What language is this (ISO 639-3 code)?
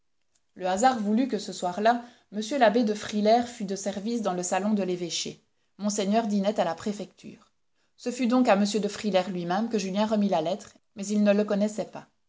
fra